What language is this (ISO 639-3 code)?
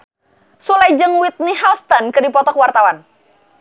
sun